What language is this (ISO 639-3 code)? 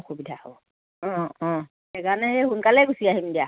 asm